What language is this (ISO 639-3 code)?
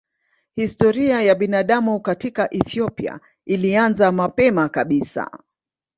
swa